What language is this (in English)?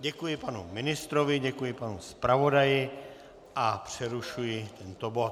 Czech